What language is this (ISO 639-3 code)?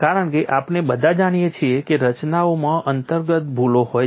guj